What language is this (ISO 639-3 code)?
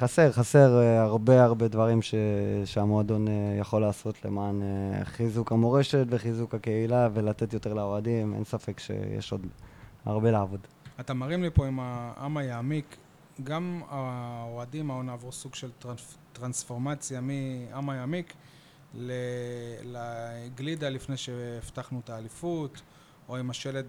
heb